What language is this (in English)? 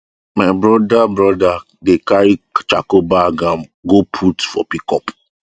Nigerian Pidgin